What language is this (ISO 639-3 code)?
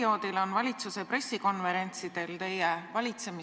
est